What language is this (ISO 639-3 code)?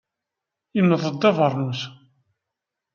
kab